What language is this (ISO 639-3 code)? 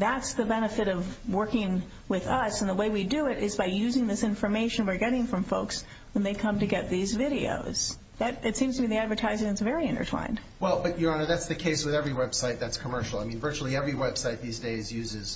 eng